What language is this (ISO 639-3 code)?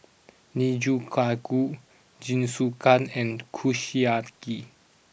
eng